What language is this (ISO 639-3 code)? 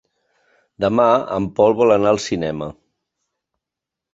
cat